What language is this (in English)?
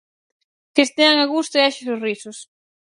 Galician